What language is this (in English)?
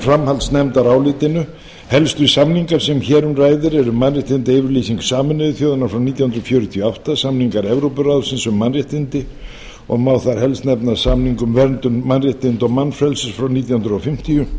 Icelandic